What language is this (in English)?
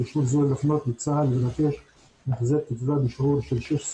Hebrew